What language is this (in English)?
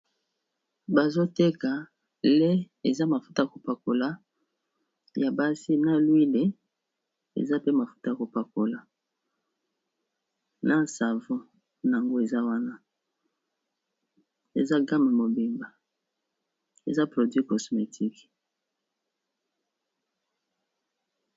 Lingala